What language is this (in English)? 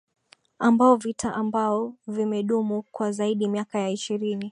Swahili